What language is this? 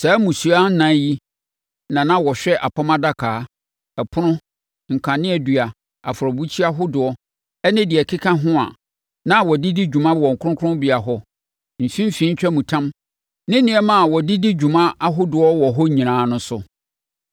Akan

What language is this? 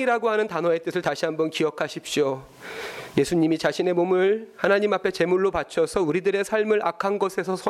Korean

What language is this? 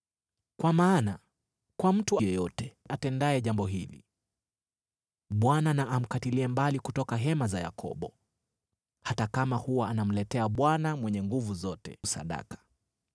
Swahili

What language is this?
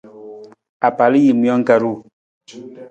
Nawdm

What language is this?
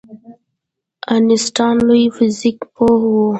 Pashto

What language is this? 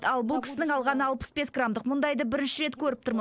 Kazakh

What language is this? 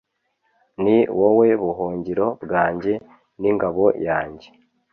Kinyarwanda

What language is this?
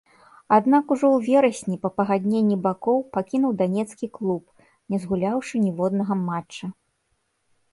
Belarusian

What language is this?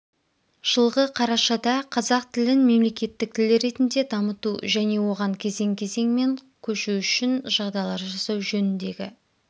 Kazakh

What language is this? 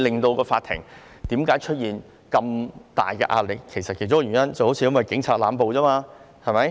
Cantonese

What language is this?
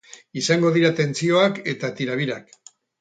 Basque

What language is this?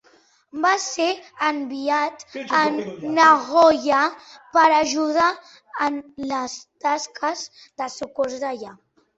Catalan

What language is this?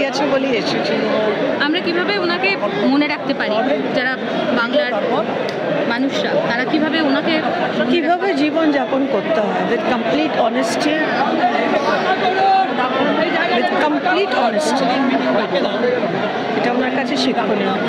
Bangla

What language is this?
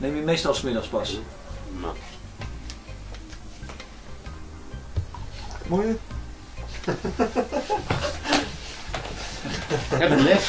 Dutch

